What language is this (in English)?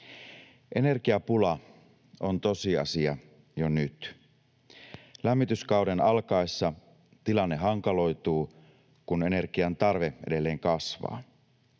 Finnish